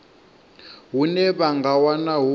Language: Venda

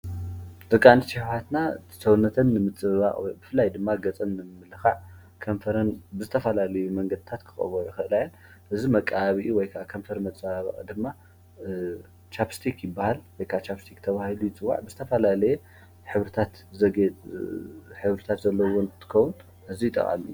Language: Tigrinya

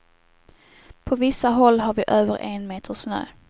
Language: Swedish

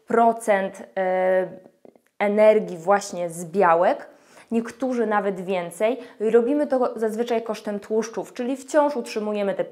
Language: Polish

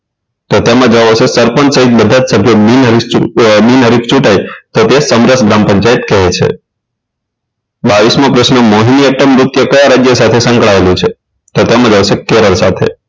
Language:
Gujarati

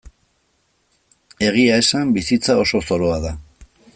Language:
Basque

